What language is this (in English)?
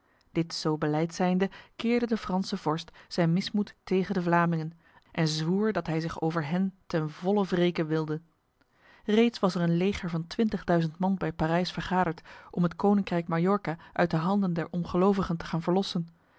Dutch